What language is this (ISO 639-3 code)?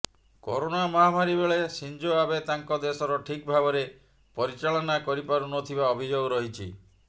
ori